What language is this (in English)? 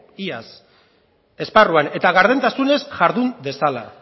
Basque